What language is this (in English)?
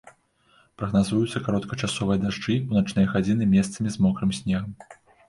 Belarusian